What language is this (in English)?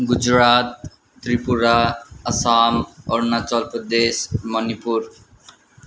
Nepali